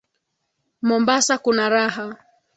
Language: Swahili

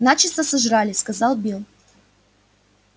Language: Russian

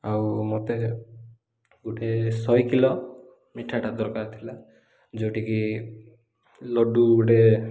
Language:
Odia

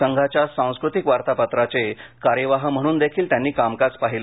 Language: Marathi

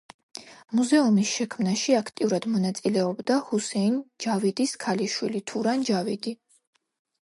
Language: Georgian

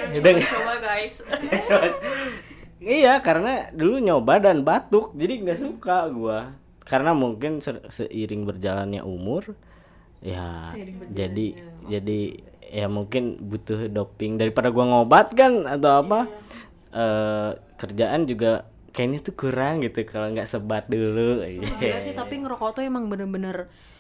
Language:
Indonesian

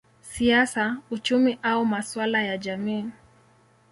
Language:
Swahili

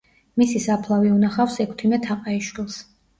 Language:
Georgian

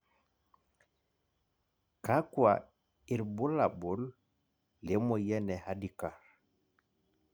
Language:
Masai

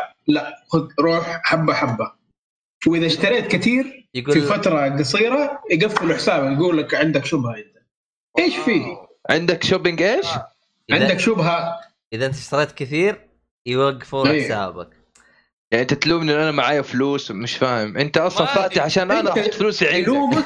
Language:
Arabic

